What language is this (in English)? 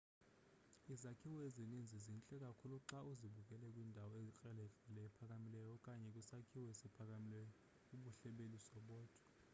Xhosa